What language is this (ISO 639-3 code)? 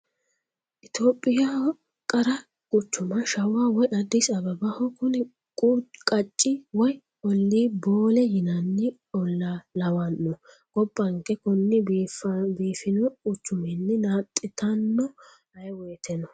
sid